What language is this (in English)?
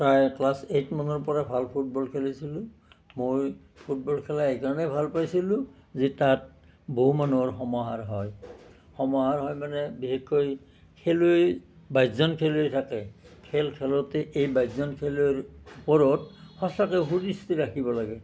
Assamese